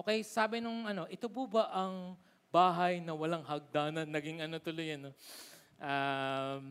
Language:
Filipino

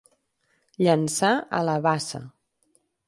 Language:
Catalan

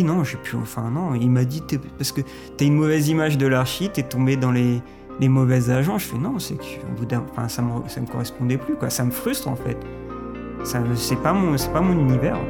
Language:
French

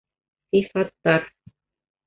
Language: Bashkir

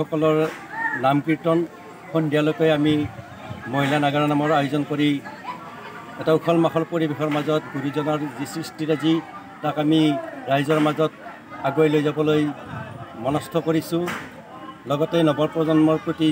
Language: Arabic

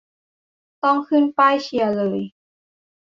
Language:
Thai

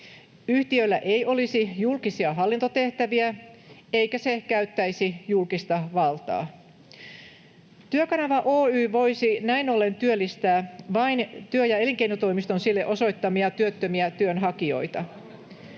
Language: Finnish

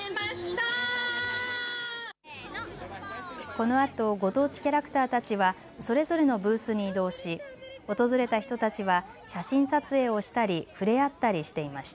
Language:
Japanese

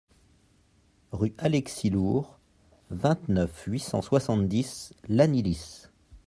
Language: French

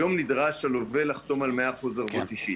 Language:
Hebrew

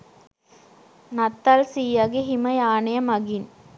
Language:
Sinhala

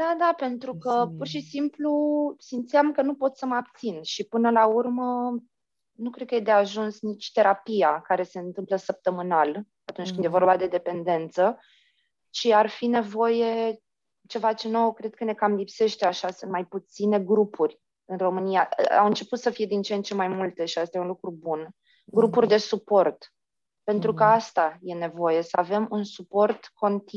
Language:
Romanian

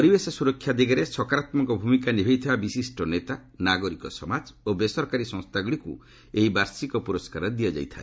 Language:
Odia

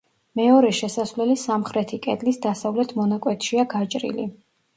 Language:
Georgian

